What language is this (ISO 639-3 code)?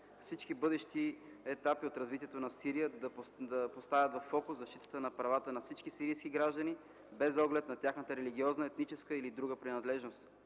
bul